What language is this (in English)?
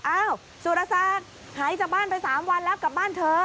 Thai